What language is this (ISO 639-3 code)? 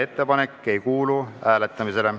est